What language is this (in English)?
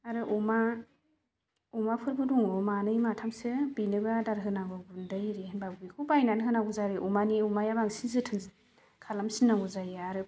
Bodo